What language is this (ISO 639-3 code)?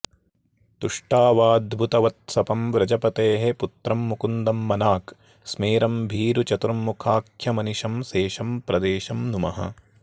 san